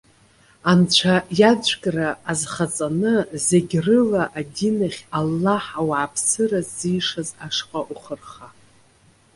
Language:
Abkhazian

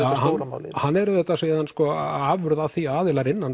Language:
Icelandic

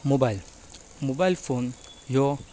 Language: Konkani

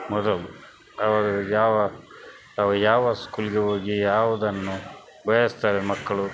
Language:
Kannada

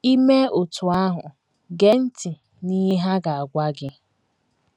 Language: Igbo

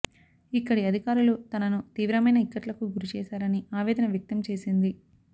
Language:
Telugu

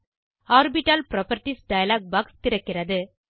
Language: Tamil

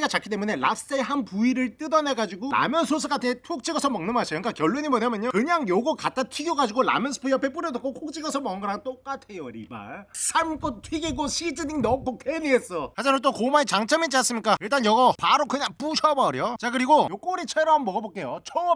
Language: Korean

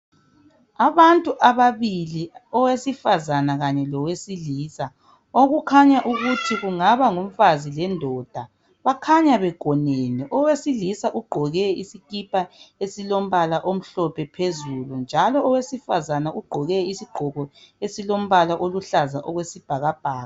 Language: North Ndebele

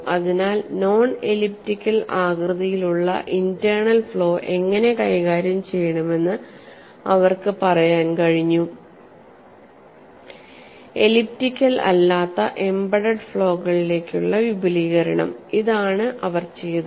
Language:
Malayalam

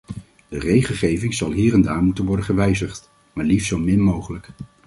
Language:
Dutch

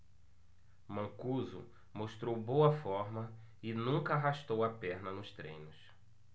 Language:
Portuguese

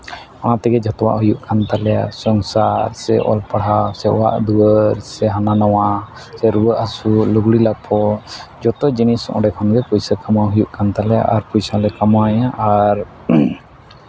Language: Santali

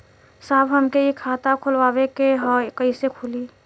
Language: Bhojpuri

